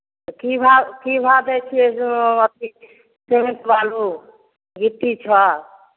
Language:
Maithili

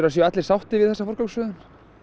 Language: Icelandic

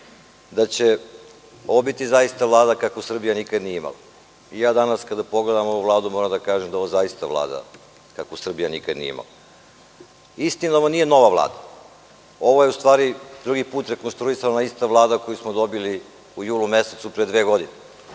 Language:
Serbian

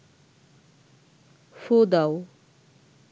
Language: Bangla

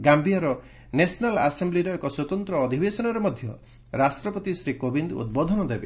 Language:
Odia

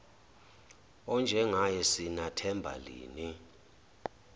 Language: Zulu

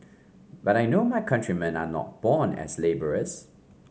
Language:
English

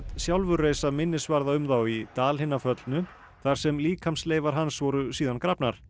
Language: Icelandic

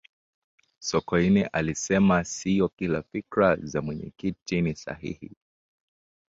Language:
Swahili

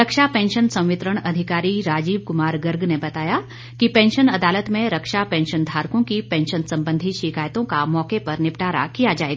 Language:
Hindi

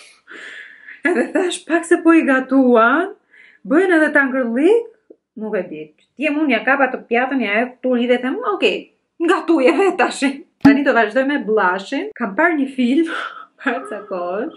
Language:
Romanian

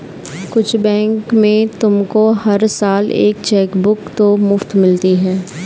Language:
Hindi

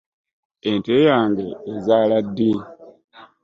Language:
Ganda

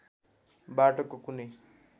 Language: Nepali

